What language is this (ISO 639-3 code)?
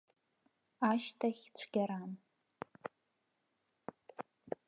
abk